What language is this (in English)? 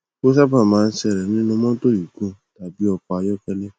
Yoruba